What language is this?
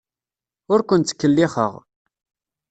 Kabyle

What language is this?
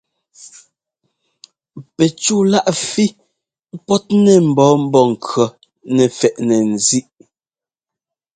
Ngomba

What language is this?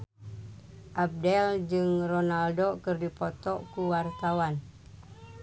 Sundanese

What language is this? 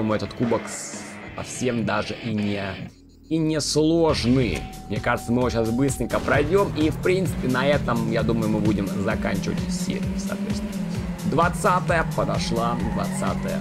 Russian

